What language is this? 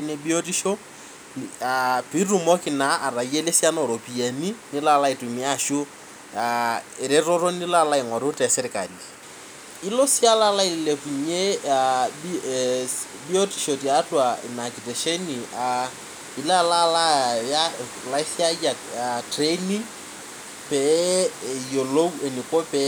Masai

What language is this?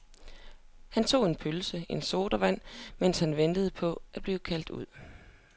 Danish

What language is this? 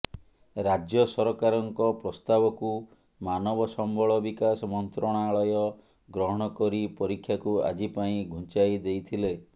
Odia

